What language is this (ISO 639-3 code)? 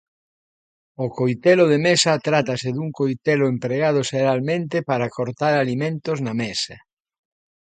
glg